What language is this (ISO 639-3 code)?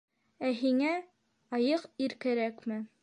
bak